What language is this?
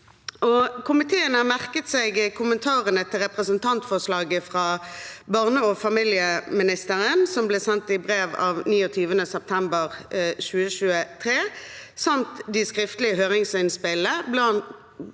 Norwegian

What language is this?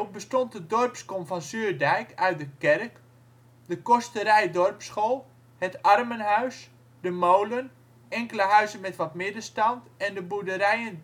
Dutch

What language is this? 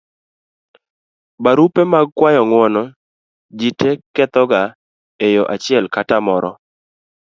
Luo (Kenya and Tanzania)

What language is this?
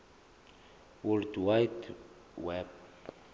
Zulu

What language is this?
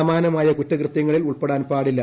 Malayalam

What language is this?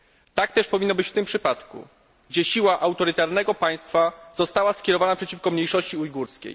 Polish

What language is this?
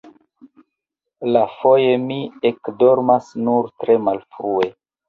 Esperanto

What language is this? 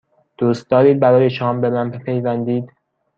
Persian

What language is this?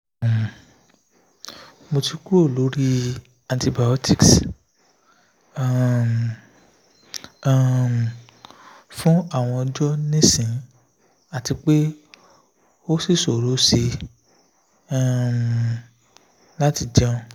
Yoruba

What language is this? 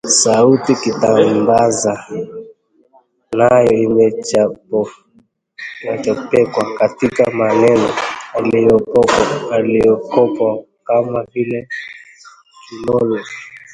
Swahili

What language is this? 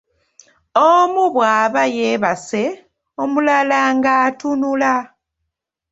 Ganda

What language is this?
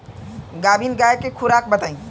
Bhojpuri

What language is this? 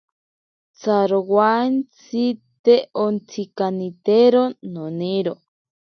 Ashéninka Perené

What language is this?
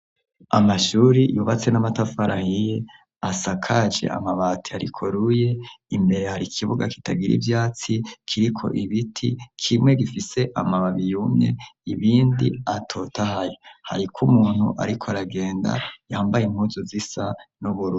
Rundi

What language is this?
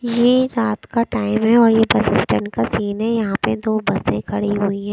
Hindi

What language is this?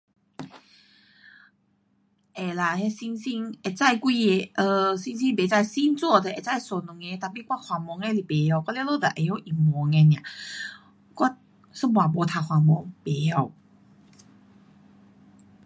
Pu-Xian Chinese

